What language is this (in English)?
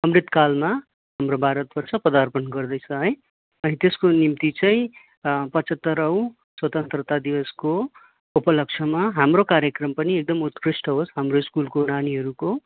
Nepali